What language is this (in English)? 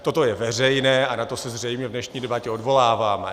Czech